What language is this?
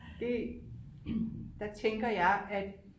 Danish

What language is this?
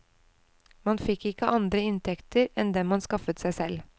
Norwegian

